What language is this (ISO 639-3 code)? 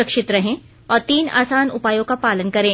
hin